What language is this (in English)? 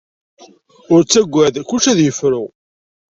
Kabyle